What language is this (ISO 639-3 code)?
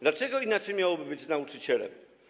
pol